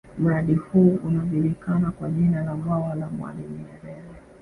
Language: Swahili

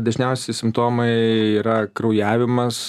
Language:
Lithuanian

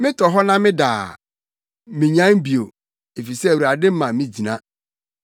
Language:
Akan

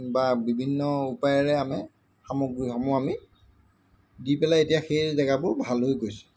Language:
Assamese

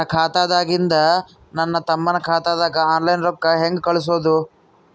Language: Kannada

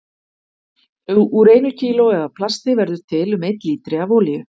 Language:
Icelandic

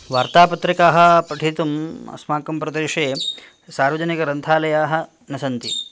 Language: Sanskrit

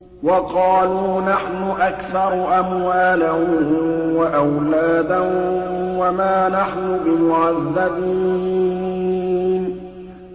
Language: Arabic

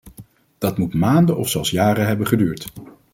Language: Dutch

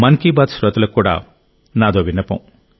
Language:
Telugu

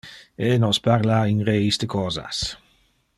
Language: Interlingua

